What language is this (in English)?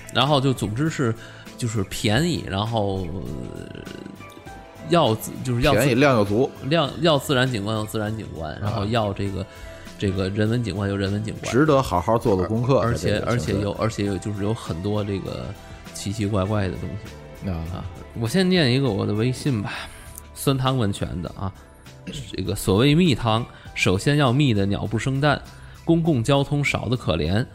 Chinese